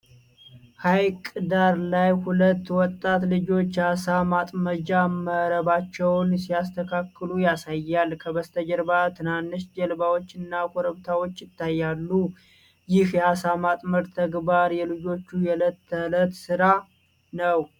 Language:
Amharic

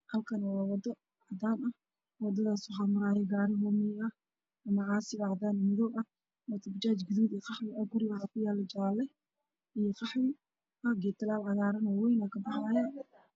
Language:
Somali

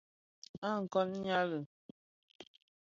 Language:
Bafia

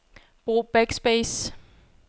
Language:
Danish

